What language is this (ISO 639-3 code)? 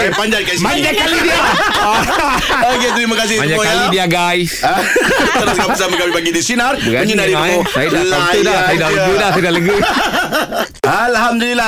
msa